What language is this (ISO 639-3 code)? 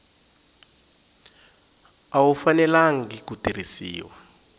tso